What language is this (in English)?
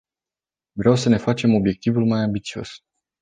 Romanian